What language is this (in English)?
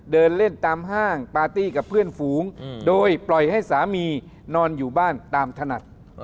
Thai